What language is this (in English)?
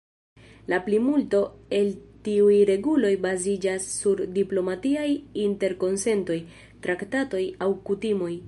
Esperanto